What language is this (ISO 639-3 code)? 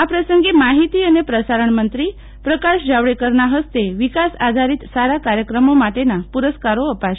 guj